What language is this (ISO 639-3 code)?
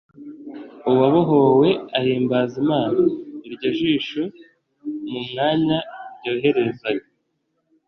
kin